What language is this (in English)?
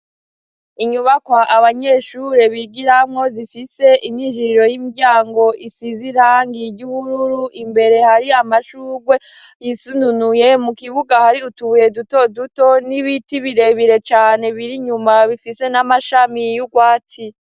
Rundi